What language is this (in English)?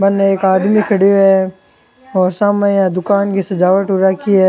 Rajasthani